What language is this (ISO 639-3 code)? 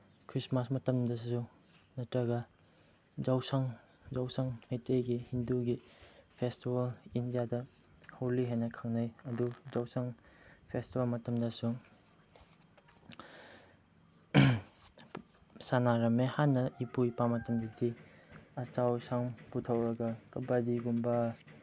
mni